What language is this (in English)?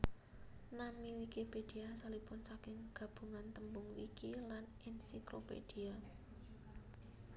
Javanese